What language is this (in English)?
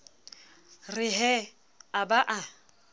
Southern Sotho